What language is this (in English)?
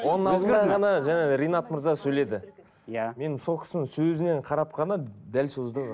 Kazakh